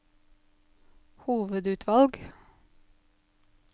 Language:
Norwegian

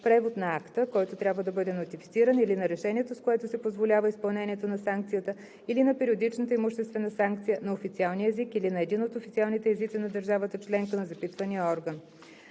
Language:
Bulgarian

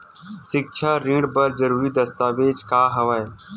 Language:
Chhattisgarhi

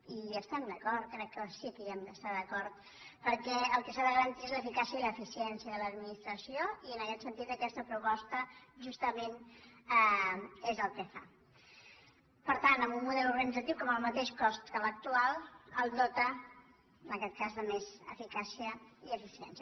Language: Catalan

